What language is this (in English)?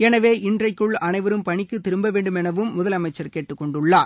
Tamil